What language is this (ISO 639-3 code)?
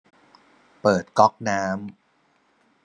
tha